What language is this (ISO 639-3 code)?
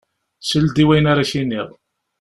kab